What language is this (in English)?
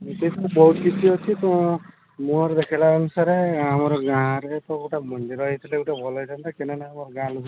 Odia